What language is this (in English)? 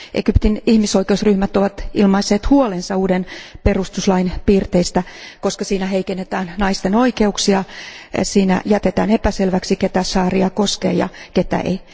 Finnish